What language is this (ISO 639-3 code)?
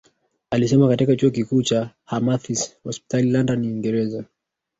swa